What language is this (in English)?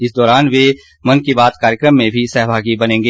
Hindi